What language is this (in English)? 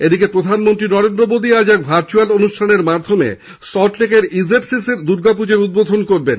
Bangla